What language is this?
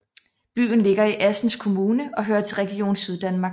Danish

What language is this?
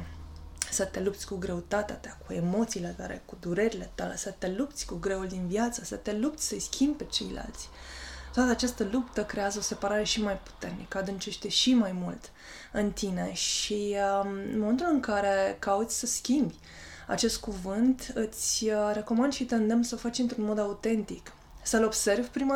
Romanian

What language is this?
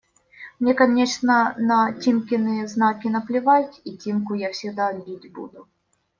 Russian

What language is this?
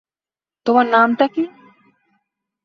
Bangla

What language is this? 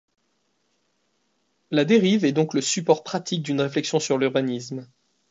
French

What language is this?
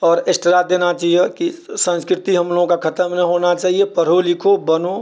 Maithili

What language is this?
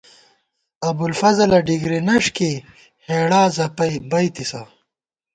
Gawar-Bati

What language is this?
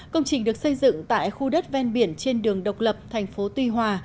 Vietnamese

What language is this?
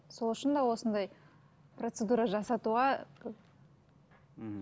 Kazakh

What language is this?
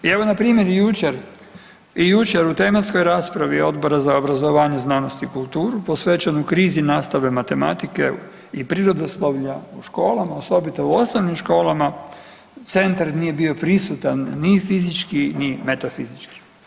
Croatian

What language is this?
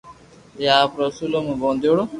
Loarki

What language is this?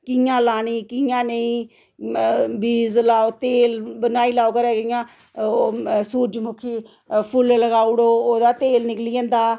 Dogri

